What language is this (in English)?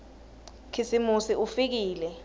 Swati